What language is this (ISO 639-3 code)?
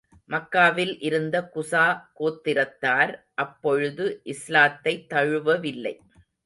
tam